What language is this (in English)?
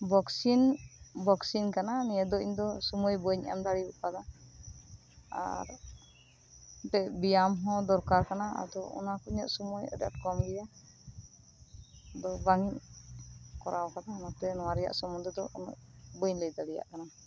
Santali